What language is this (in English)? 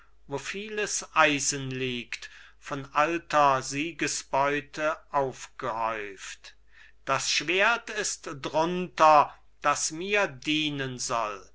German